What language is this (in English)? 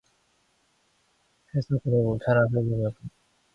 Korean